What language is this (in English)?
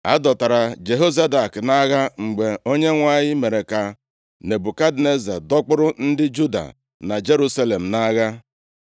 Igbo